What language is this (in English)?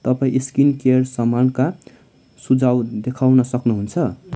Nepali